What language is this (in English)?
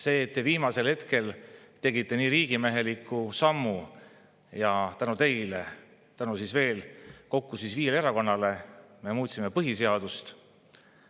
Estonian